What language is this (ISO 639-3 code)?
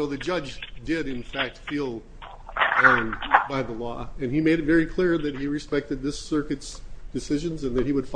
eng